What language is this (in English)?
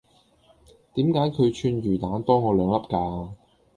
Cantonese